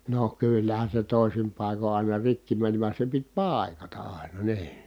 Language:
Finnish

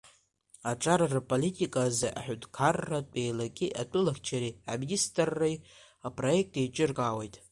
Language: Abkhazian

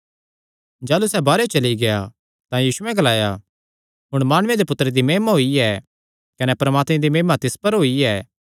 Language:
Kangri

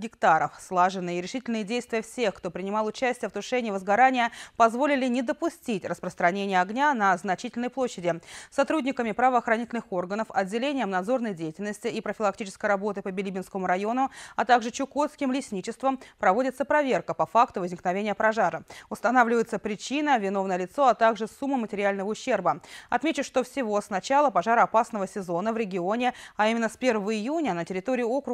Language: Russian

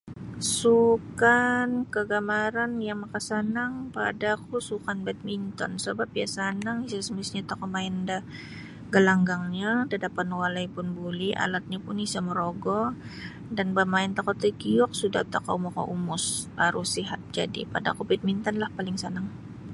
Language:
Sabah Bisaya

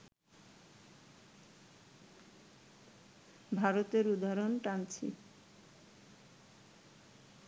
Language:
Bangla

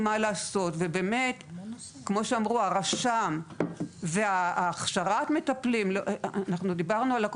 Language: Hebrew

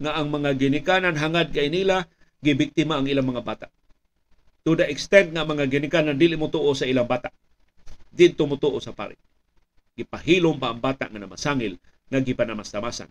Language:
Filipino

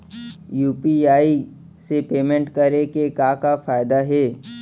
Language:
Chhattisgarhi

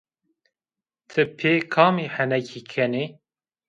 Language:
Zaza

